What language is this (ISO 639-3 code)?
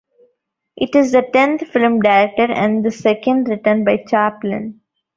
eng